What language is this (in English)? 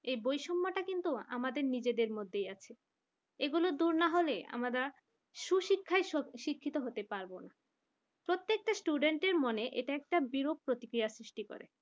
Bangla